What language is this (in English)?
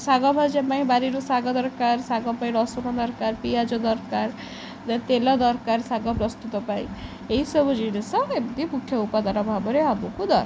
Odia